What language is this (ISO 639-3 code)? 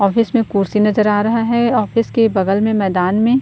hin